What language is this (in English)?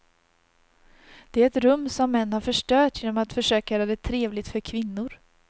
Swedish